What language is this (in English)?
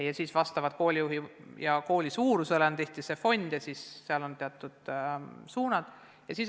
Estonian